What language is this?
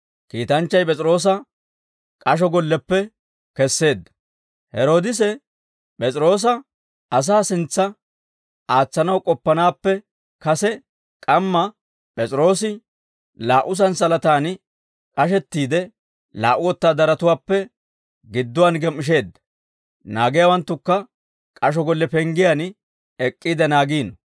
Dawro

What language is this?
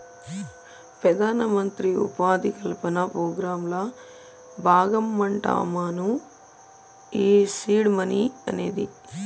Telugu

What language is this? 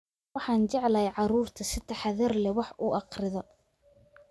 Somali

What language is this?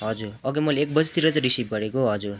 Nepali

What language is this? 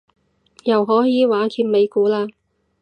Cantonese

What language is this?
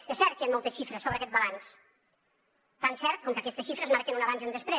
Catalan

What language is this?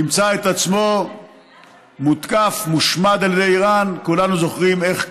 Hebrew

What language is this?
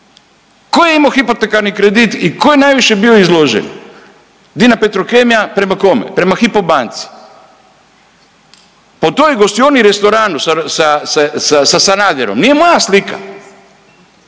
Croatian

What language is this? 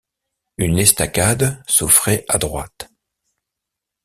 French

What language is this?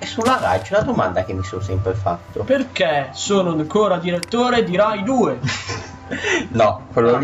Italian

